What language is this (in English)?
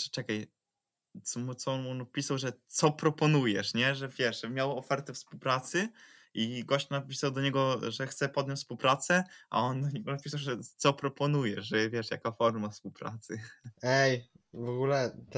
Polish